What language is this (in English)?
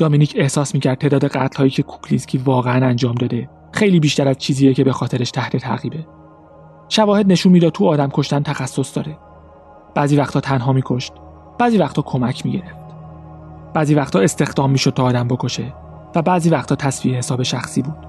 Persian